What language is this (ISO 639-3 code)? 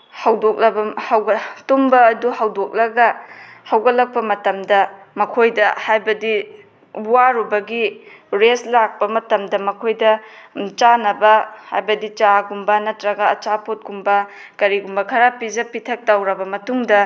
mni